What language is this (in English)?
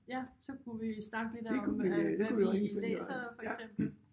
Danish